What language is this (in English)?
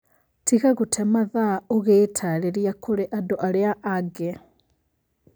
Kikuyu